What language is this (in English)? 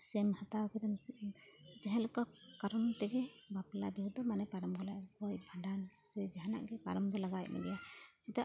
Santali